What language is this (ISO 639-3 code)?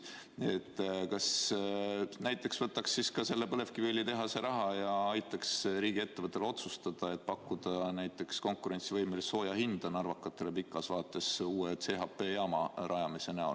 est